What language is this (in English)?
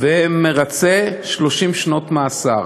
Hebrew